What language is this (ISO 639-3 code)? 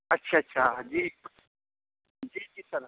urd